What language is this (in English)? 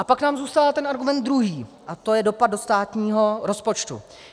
Czech